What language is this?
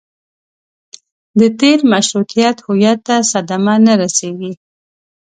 Pashto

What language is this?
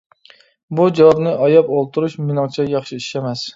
Uyghur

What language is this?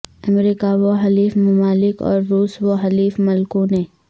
Urdu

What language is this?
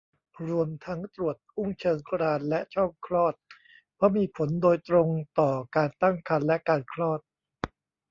Thai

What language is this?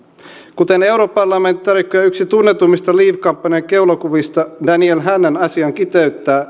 Finnish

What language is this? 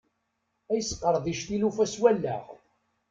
Kabyle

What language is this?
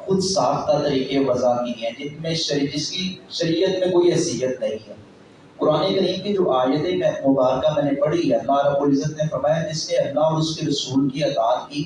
Urdu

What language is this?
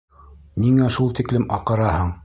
Bashkir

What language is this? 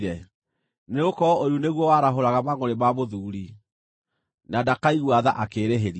Kikuyu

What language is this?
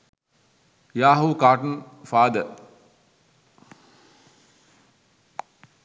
Sinhala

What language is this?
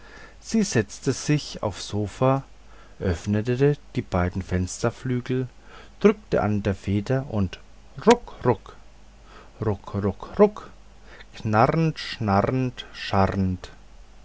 German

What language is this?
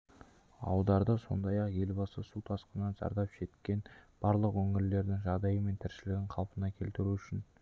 Kazakh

